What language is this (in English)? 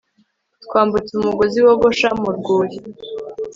Kinyarwanda